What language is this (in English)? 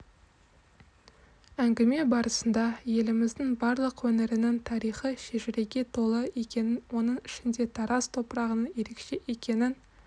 Kazakh